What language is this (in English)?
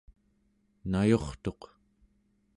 Central Yupik